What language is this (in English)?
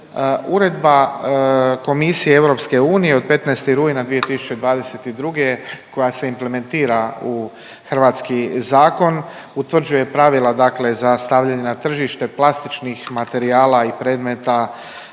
Croatian